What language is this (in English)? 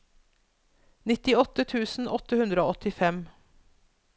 Norwegian